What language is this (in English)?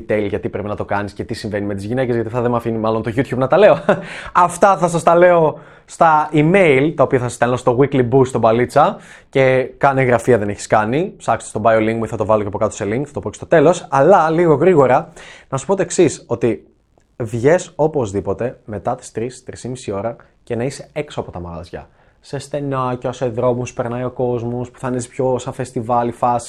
Greek